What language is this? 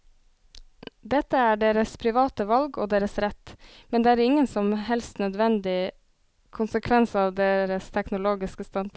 Norwegian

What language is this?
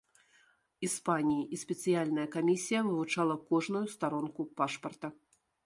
Belarusian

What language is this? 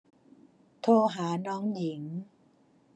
Thai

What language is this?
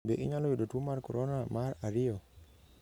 Luo (Kenya and Tanzania)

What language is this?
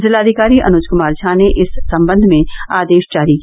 Hindi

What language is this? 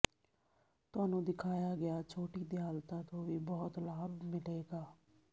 Punjabi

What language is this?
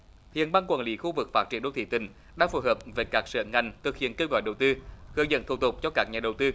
Vietnamese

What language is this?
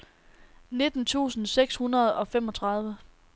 Danish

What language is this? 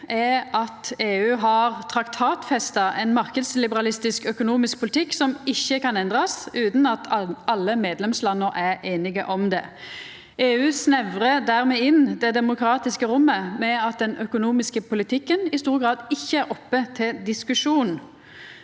Norwegian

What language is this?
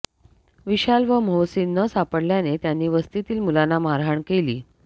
Marathi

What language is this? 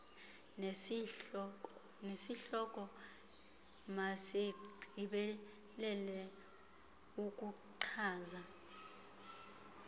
Xhosa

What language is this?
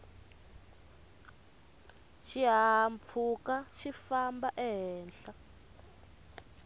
Tsonga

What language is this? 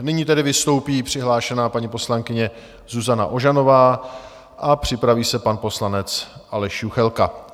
Czech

